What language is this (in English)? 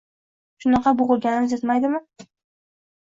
Uzbek